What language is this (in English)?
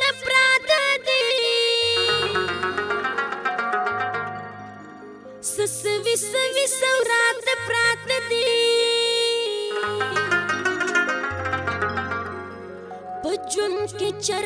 Indonesian